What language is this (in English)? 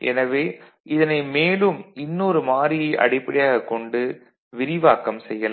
Tamil